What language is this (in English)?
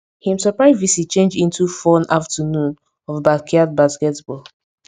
Nigerian Pidgin